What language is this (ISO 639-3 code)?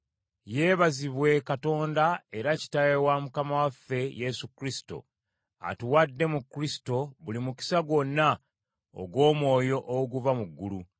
lug